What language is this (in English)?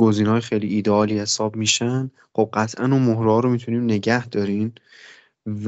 Persian